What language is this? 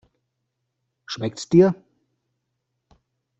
German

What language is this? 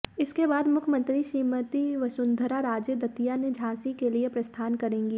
Hindi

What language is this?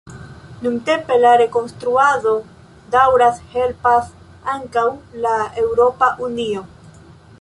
Esperanto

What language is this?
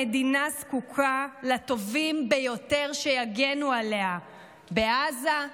Hebrew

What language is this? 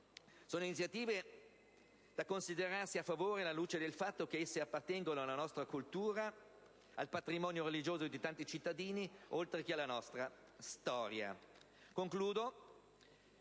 Italian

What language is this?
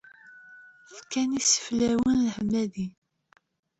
Kabyle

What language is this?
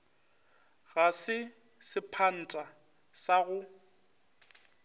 Northern Sotho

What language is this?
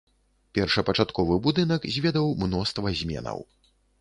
Belarusian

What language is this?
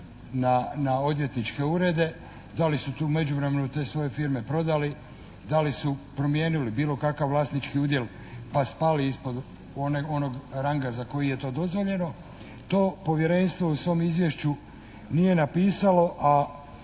Croatian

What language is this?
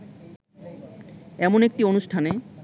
Bangla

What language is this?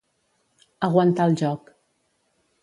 Catalan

